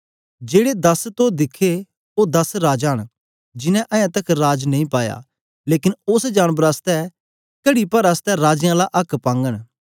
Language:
Dogri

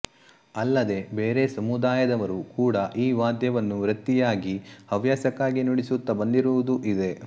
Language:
Kannada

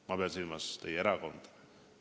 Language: Estonian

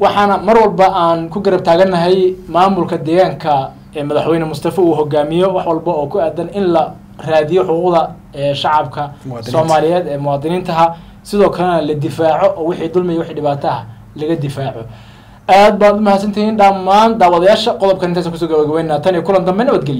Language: Arabic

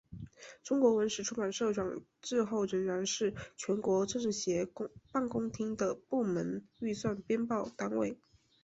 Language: Chinese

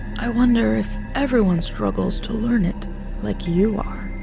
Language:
English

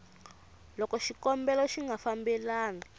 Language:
Tsonga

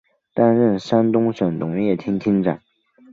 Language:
Chinese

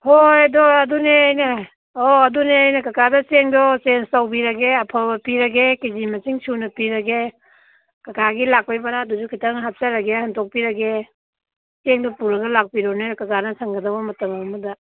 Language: Manipuri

